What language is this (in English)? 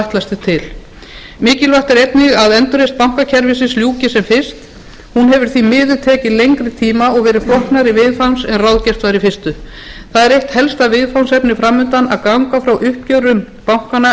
Icelandic